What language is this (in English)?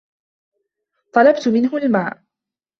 Arabic